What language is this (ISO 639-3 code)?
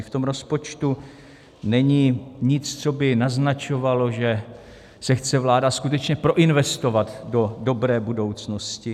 ces